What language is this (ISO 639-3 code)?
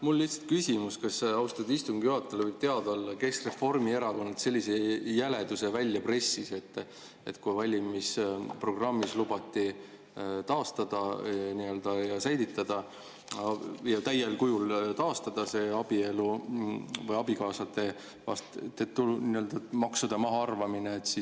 est